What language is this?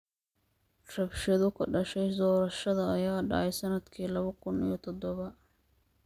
Somali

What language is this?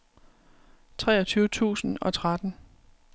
Danish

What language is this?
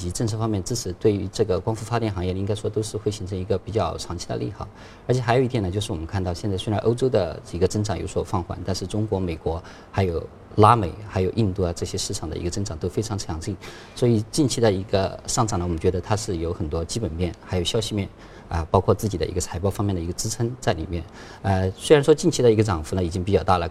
Chinese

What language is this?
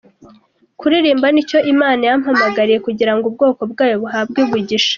Kinyarwanda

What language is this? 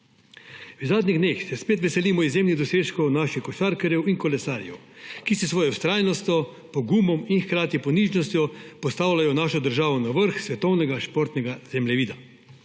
Slovenian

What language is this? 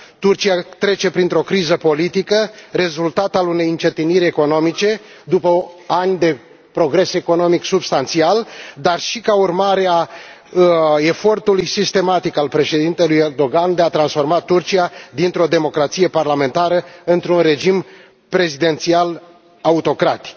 Romanian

